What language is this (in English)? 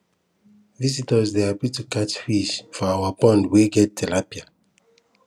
Nigerian Pidgin